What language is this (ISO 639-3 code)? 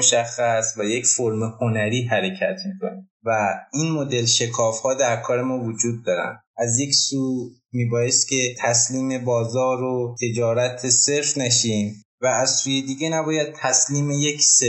fas